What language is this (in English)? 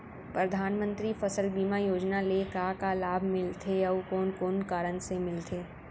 Chhattisgarhi